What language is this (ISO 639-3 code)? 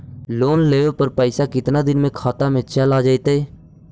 mag